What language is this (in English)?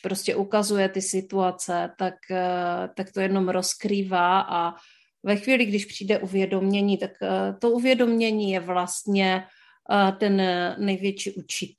Czech